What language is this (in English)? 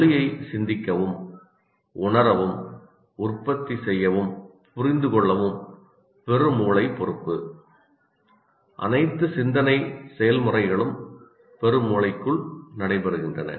Tamil